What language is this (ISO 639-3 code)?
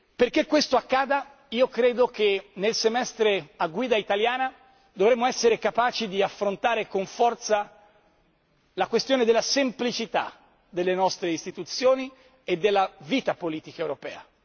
ita